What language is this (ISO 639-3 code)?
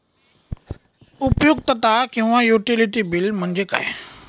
mar